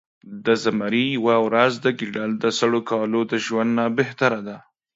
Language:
Pashto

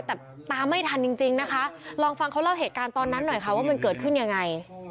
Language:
Thai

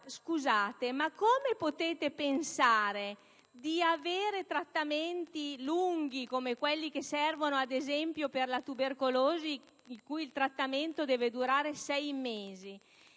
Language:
Italian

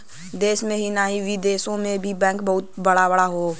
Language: Bhojpuri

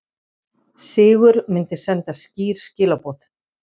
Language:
Icelandic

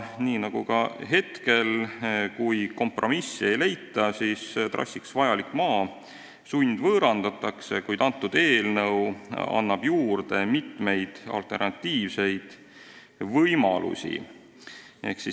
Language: Estonian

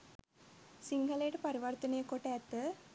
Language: Sinhala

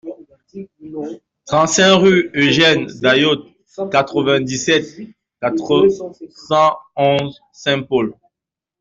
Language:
French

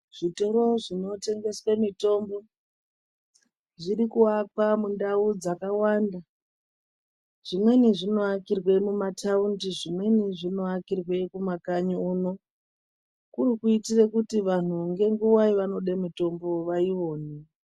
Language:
Ndau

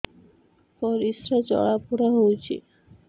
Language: Odia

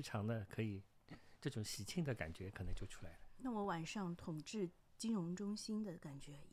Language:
Chinese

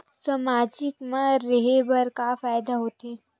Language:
Chhattisgarhi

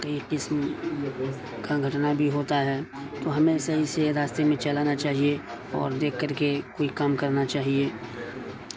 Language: Urdu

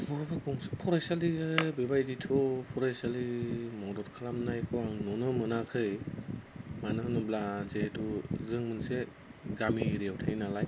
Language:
Bodo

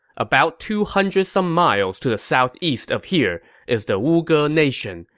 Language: English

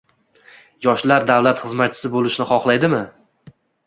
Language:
Uzbek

